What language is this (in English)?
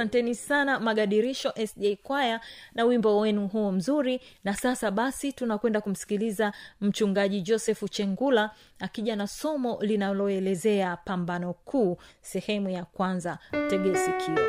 Swahili